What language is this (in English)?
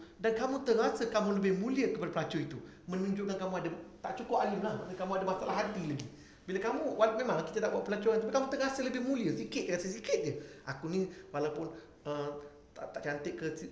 Malay